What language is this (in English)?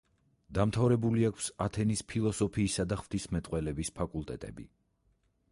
Georgian